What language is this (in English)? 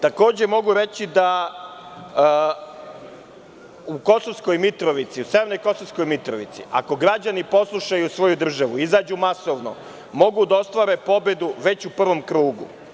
Serbian